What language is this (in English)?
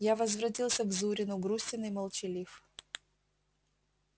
Russian